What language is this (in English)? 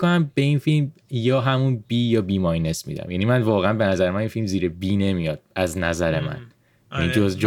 Persian